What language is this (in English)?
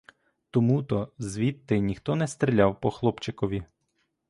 Ukrainian